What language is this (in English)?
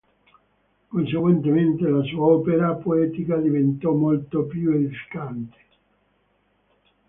Italian